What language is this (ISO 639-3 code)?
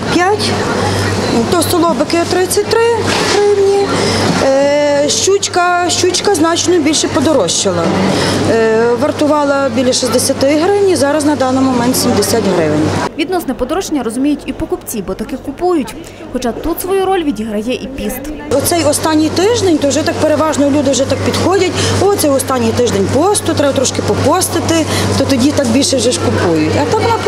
ukr